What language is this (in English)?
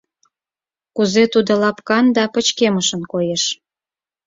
Mari